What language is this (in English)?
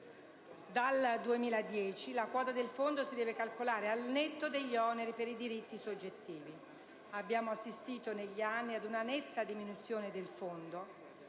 Italian